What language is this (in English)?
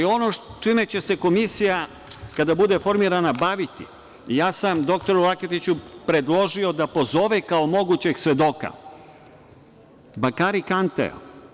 Serbian